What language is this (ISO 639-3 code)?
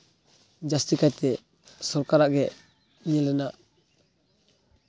sat